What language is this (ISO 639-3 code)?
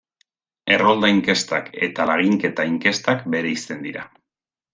eus